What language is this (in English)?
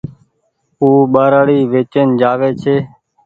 Goaria